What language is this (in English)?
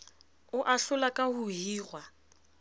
Southern Sotho